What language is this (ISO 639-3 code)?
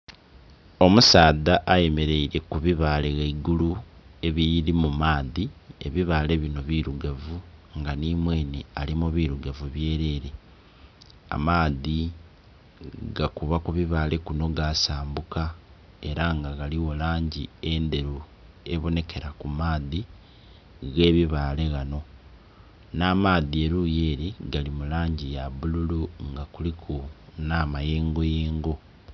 xog